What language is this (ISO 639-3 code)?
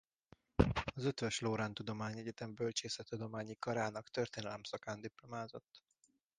hun